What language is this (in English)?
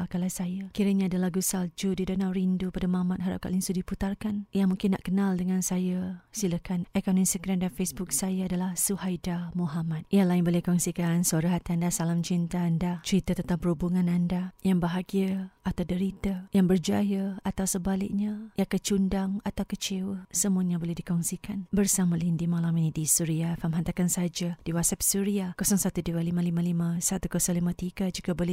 Malay